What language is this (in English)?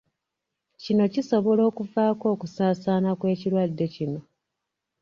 Ganda